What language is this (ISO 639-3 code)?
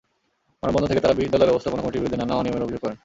ben